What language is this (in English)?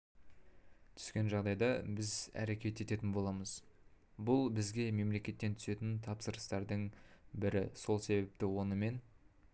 Kazakh